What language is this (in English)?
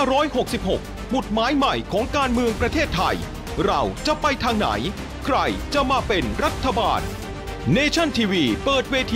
Thai